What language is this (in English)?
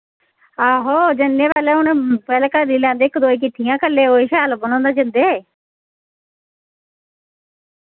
Dogri